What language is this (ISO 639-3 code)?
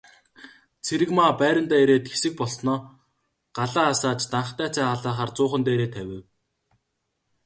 mon